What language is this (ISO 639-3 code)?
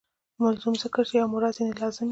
pus